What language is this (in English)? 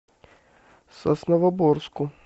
Russian